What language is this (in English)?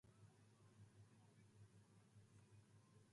Japanese